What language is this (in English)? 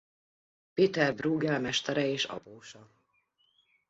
Hungarian